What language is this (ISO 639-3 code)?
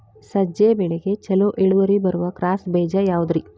kan